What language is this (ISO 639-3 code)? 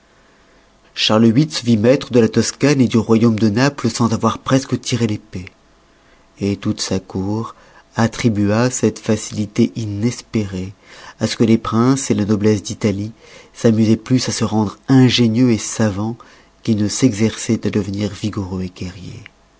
fra